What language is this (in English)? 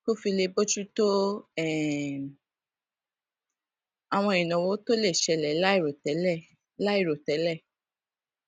Yoruba